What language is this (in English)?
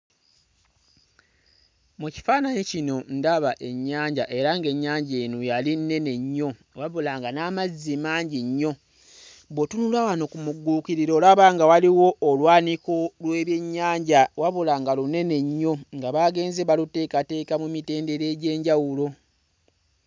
Ganda